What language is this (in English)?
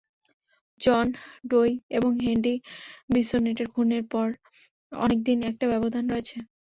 Bangla